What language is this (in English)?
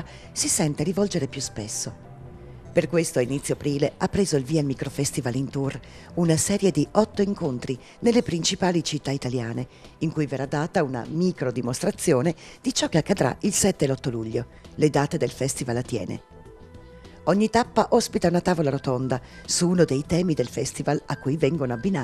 Italian